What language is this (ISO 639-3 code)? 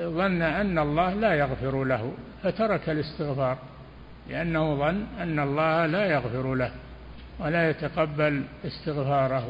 ara